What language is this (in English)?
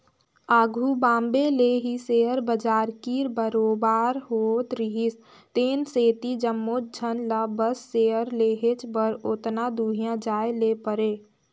Chhattisgarhi